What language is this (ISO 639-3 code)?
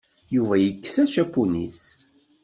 kab